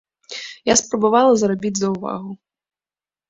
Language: Belarusian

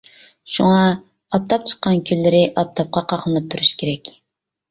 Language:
Uyghur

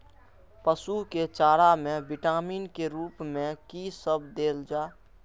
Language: Maithili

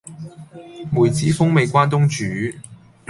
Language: Cantonese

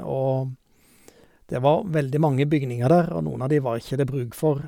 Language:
Norwegian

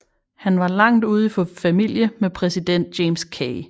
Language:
Danish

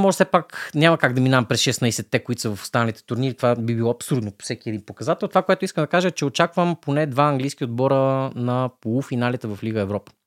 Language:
Bulgarian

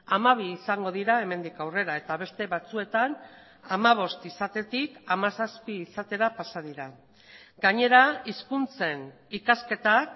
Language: Basque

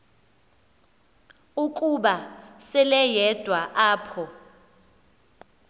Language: Xhosa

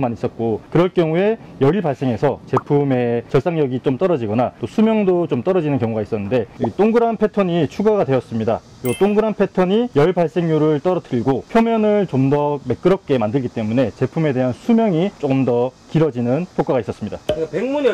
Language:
Korean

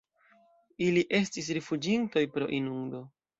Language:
Esperanto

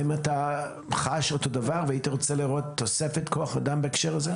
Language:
Hebrew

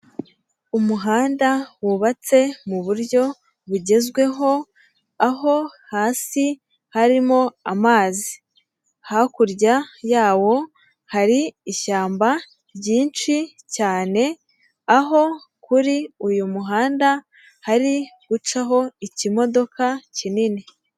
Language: Kinyarwanda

